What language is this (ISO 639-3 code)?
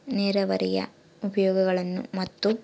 kan